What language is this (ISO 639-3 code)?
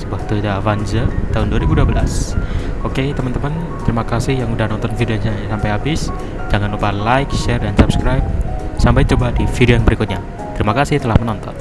ind